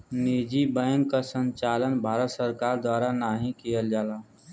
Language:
Bhojpuri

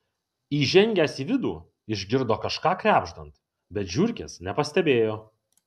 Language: Lithuanian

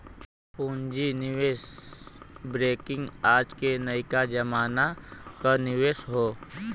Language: Bhojpuri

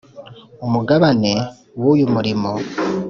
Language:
Kinyarwanda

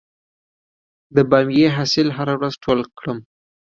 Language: Pashto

